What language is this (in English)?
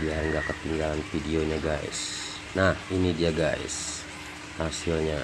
Indonesian